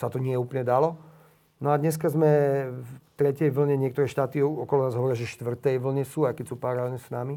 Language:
Slovak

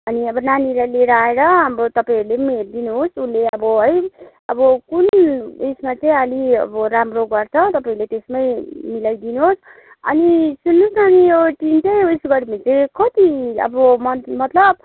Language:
Nepali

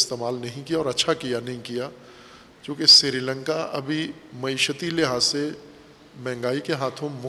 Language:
Urdu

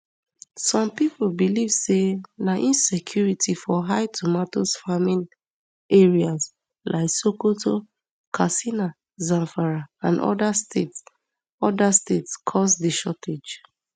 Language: Nigerian Pidgin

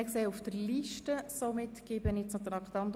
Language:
Swiss German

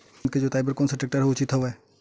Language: Chhattisgarhi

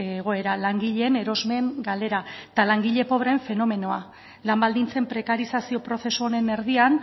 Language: Basque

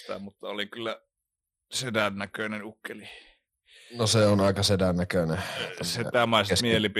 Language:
Finnish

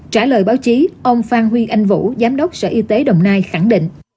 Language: Vietnamese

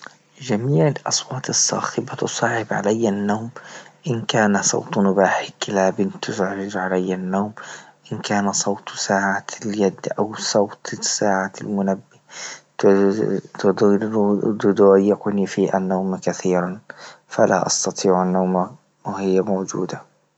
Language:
Libyan Arabic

